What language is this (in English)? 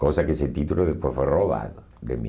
Portuguese